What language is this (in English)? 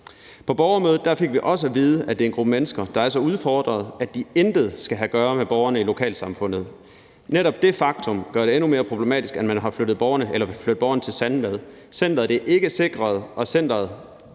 Danish